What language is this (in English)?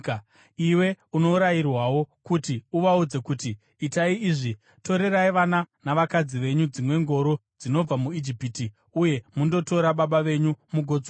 Shona